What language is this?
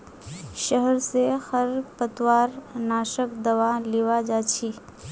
Magahi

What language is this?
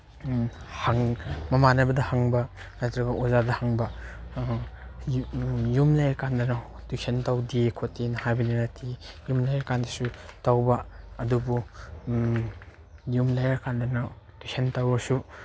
Manipuri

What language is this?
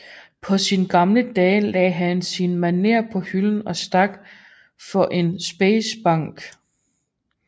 Danish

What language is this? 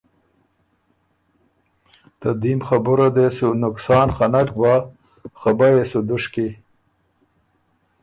Ormuri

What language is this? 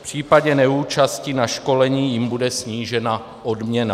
Czech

